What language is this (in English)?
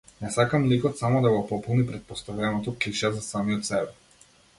Macedonian